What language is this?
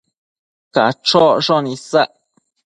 Matsés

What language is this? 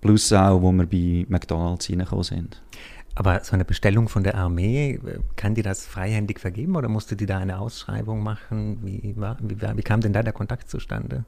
German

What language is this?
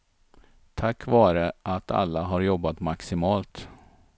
Swedish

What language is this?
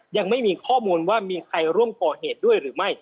Thai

